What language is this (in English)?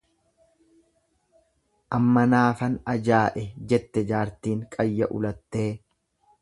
Oromo